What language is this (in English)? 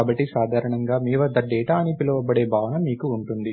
Telugu